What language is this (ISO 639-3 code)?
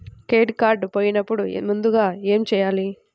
tel